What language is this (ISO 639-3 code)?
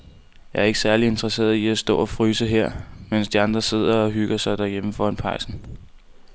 dan